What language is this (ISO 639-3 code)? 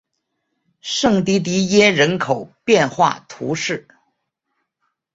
zho